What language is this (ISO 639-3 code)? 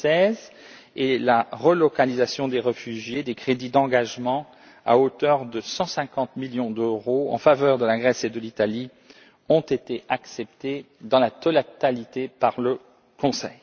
fra